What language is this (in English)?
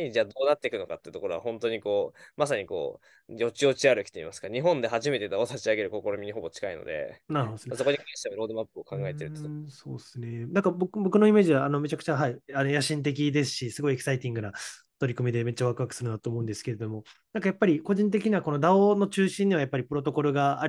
Japanese